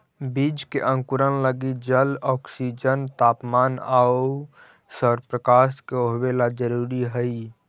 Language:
Magahi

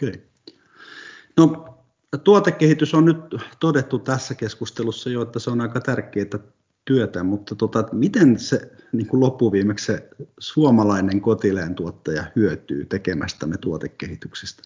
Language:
Finnish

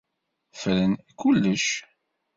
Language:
Kabyle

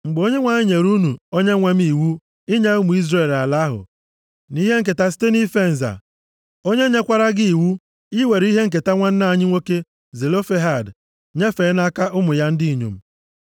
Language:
Igbo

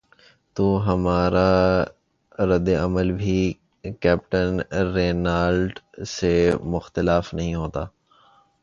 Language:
Urdu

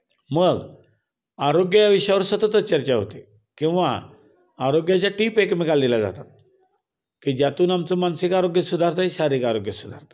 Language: Marathi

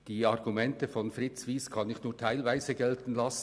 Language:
Swiss German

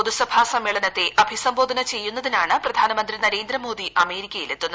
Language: Malayalam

